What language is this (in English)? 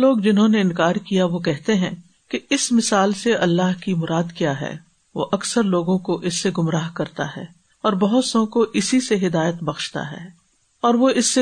Urdu